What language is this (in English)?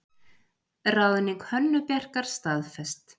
Icelandic